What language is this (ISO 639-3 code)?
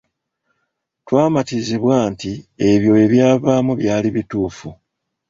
lug